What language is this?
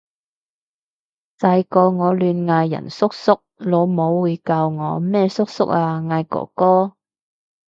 Cantonese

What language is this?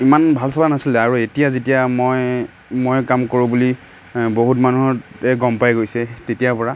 Assamese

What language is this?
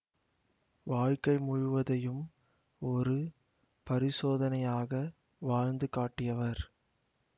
Tamil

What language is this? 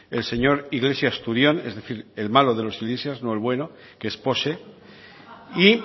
Spanish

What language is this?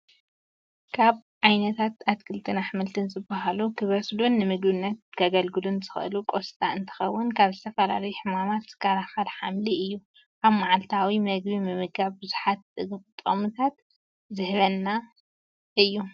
Tigrinya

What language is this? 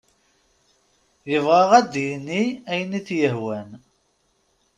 Kabyle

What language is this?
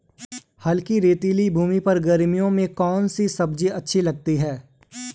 Hindi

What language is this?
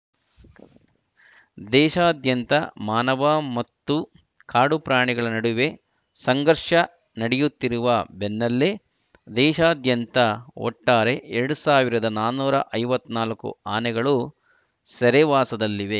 Kannada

